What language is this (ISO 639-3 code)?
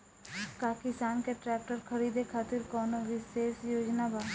bho